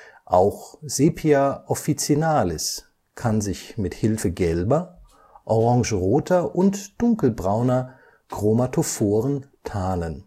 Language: German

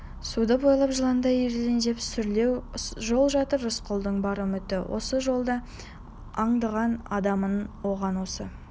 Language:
Kazakh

